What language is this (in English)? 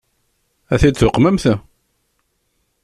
Kabyle